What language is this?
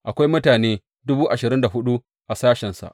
Hausa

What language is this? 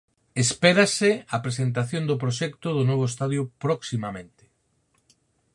Galician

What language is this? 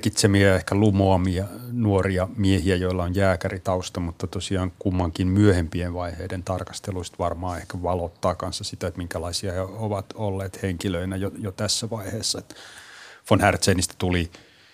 Finnish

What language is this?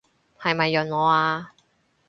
Cantonese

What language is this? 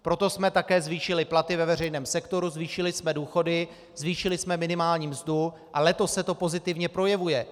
Czech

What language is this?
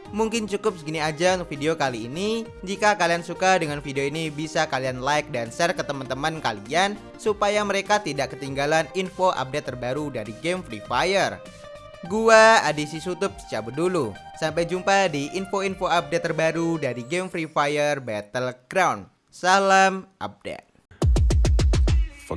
Indonesian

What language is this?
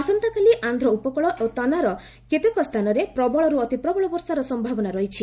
Odia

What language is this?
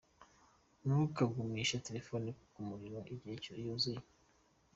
Kinyarwanda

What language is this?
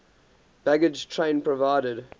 English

